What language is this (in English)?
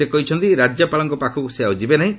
Odia